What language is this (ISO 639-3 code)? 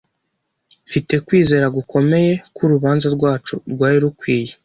kin